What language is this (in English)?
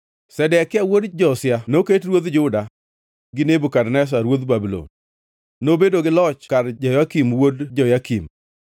Luo (Kenya and Tanzania)